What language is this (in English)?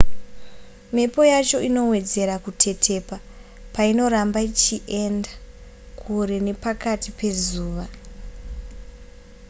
Shona